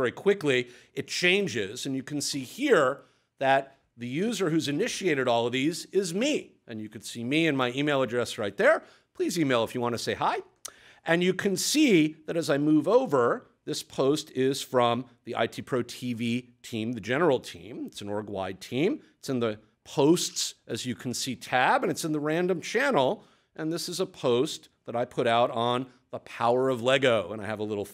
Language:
English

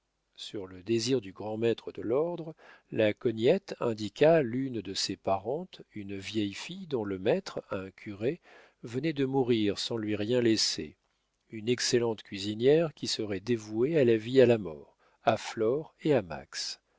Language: French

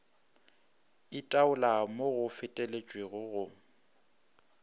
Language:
Northern Sotho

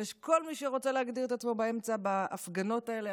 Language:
Hebrew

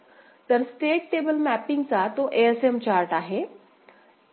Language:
Marathi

